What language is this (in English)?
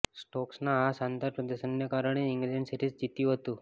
Gujarati